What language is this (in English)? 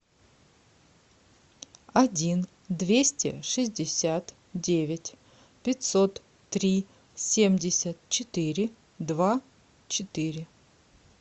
Russian